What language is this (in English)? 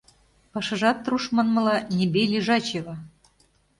Mari